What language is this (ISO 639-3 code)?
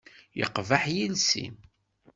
kab